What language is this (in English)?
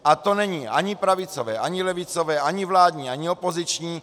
Czech